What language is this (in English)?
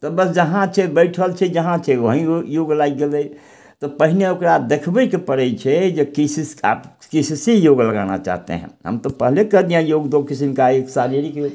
Maithili